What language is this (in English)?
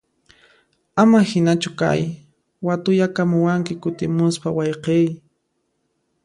Puno Quechua